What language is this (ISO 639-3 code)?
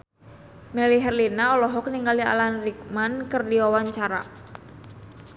sun